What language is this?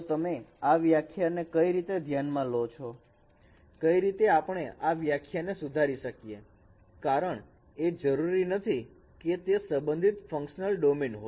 Gujarati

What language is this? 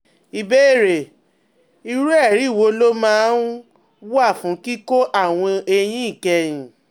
Yoruba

